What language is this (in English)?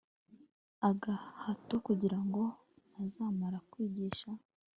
Kinyarwanda